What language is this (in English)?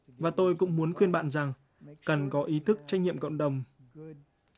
Vietnamese